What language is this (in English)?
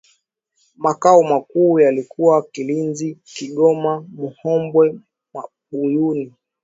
Swahili